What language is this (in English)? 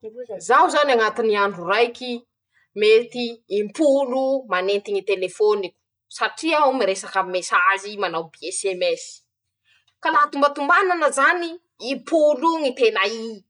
Masikoro Malagasy